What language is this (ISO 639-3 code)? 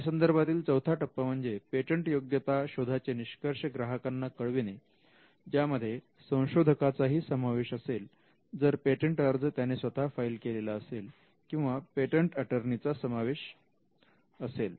mar